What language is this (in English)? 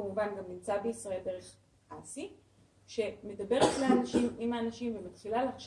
Hebrew